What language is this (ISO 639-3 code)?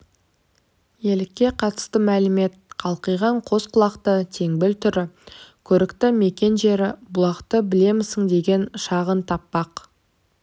kaz